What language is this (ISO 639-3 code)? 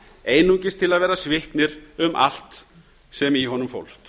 isl